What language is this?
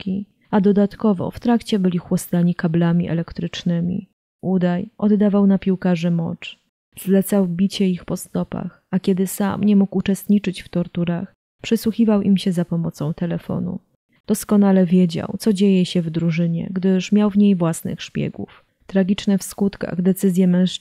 Polish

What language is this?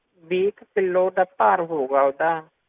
Punjabi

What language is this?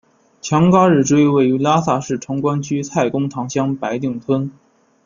Chinese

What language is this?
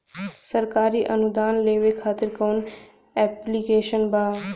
Bhojpuri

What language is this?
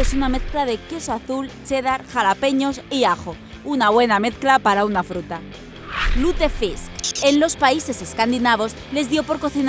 Spanish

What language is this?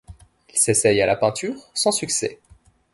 French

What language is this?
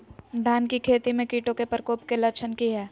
Magahi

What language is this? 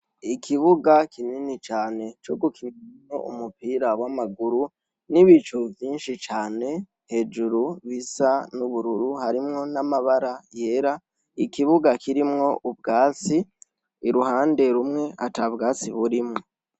Rundi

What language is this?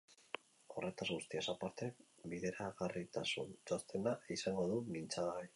Basque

